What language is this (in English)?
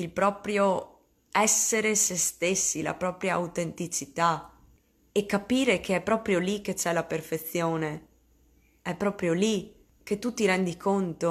Italian